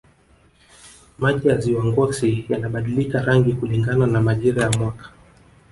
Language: Swahili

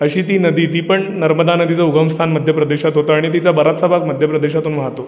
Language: Marathi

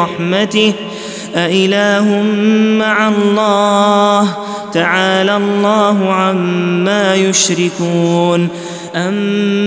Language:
Arabic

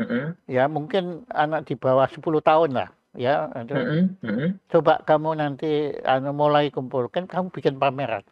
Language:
Indonesian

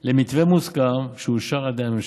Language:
Hebrew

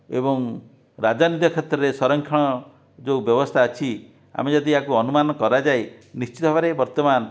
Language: Odia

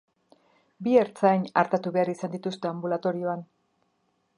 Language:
Basque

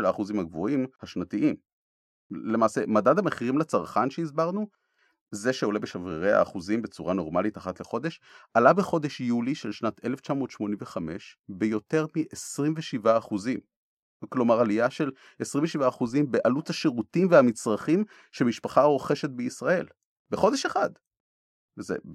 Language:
Hebrew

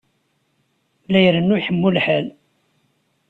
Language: Kabyle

